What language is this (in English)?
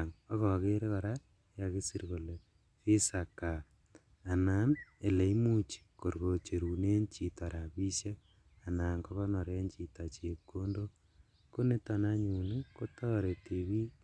Kalenjin